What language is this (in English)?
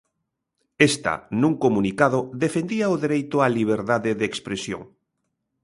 Galician